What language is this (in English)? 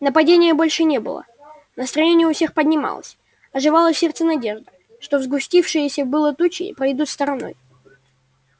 Russian